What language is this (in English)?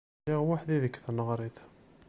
Kabyle